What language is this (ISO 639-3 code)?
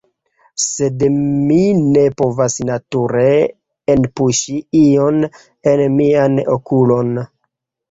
epo